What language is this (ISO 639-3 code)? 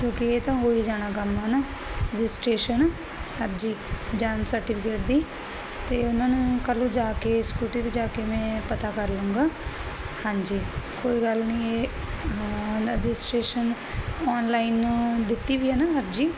pan